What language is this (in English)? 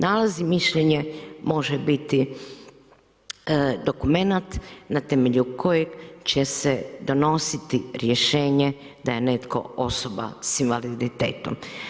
Croatian